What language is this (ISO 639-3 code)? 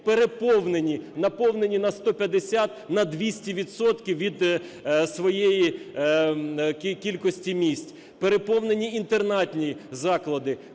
ukr